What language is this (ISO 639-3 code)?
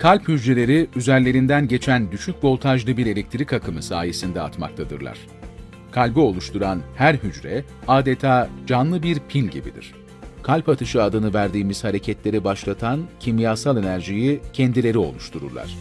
tur